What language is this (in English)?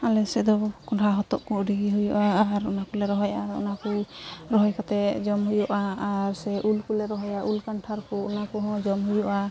Santali